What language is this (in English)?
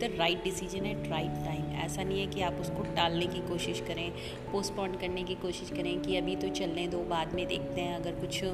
Hindi